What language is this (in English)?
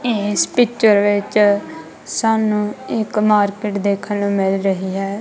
Punjabi